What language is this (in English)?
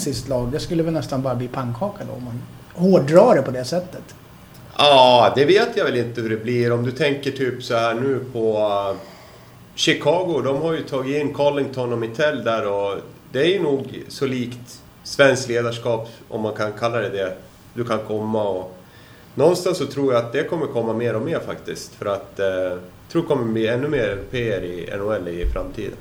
Swedish